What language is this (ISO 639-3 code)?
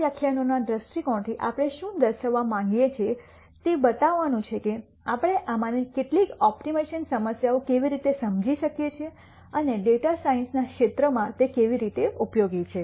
guj